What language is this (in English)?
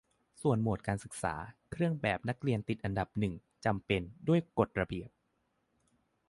Thai